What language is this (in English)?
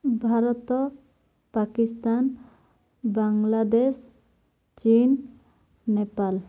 Odia